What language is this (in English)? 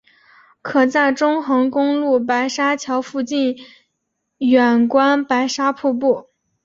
Chinese